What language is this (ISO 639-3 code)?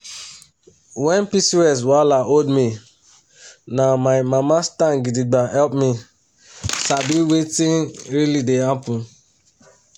pcm